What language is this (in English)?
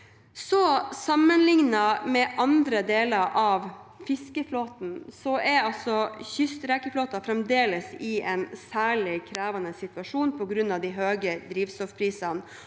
Norwegian